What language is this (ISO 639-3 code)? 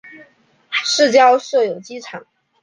zho